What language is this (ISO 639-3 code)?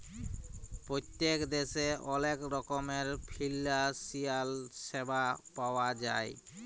ben